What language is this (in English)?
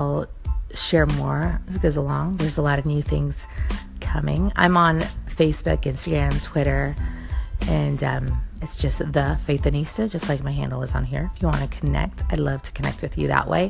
English